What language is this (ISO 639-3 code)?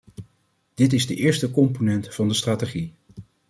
nld